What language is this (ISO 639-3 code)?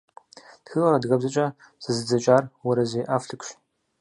kbd